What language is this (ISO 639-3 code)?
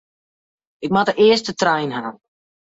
fry